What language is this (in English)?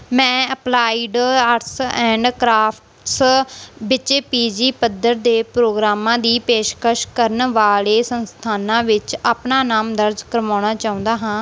Punjabi